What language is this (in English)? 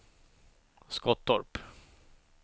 Swedish